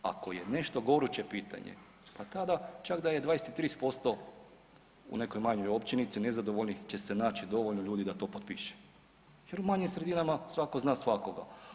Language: Croatian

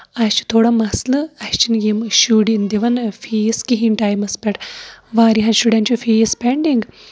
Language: Kashmiri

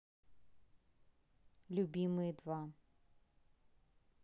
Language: Russian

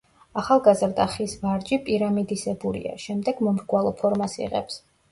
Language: Georgian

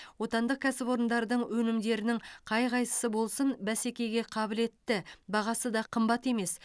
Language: Kazakh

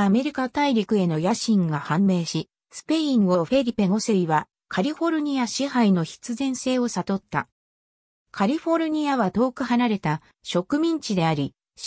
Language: Japanese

